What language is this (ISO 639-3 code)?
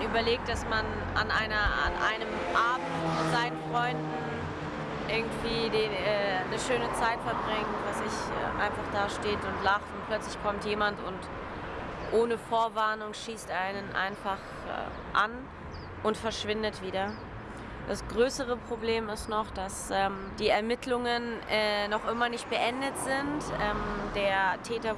deu